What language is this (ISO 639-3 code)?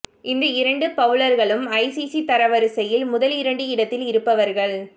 tam